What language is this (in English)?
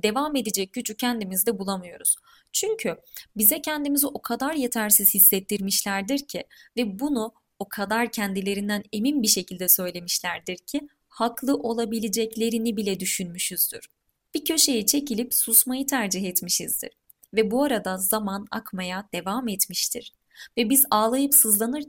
Turkish